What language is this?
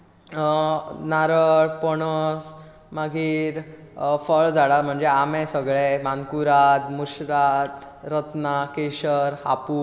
Konkani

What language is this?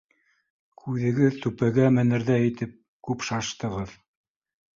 Bashkir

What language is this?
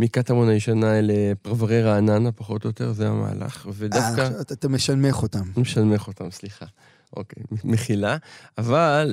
Hebrew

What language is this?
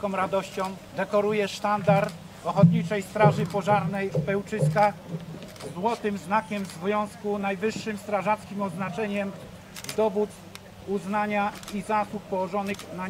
Polish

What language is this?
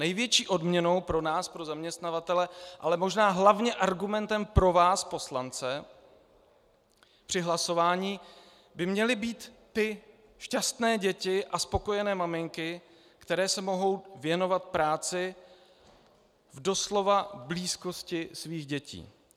Czech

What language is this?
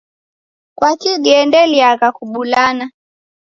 Taita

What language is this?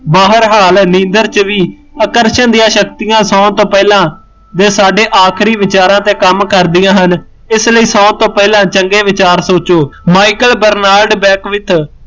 Punjabi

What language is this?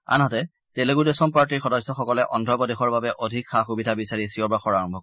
Assamese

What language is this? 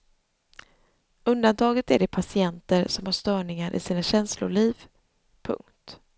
Swedish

